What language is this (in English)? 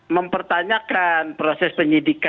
Indonesian